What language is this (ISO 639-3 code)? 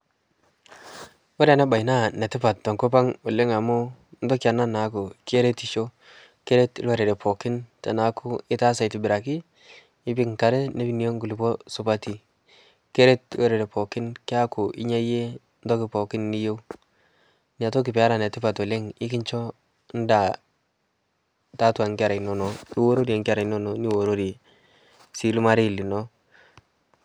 mas